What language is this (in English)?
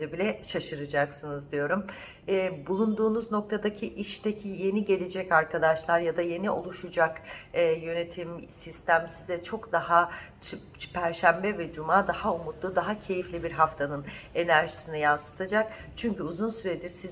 Turkish